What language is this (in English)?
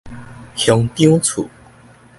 Min Nan Chinese